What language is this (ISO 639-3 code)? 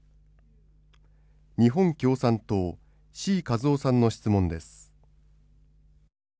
jpn